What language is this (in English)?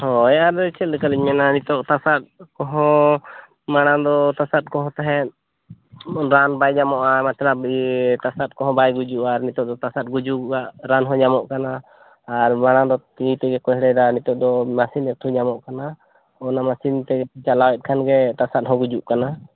Santali